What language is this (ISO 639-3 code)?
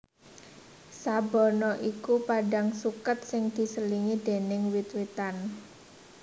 jav